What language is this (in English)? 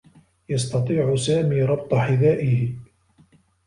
Arabic